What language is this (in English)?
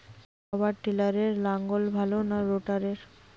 Bangla